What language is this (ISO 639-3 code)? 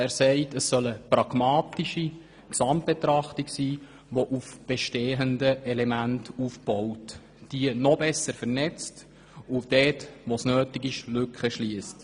gsw